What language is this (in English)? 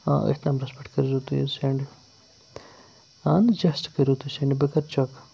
Kashmiri